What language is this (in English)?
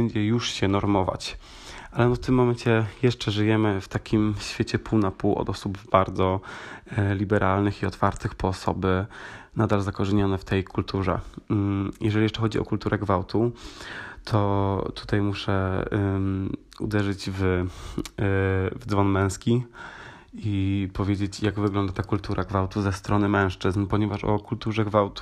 Polish